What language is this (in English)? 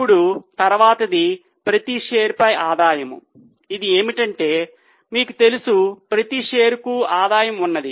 Telugu